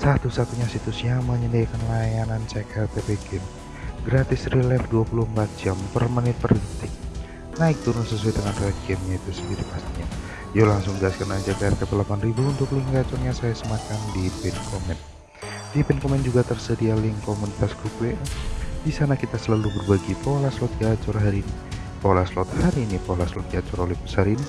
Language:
Indonesian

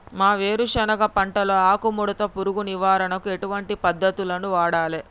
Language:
Telugu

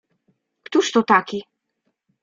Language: Polish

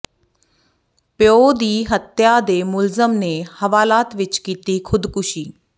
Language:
Punjabi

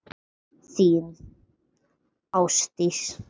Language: Icelandic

